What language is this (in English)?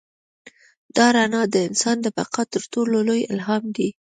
Pashto